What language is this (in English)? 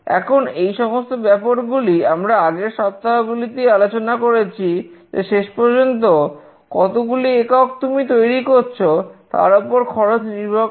Bangla